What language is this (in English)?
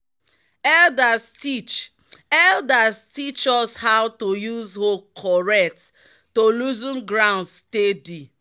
Nigerian Pidgin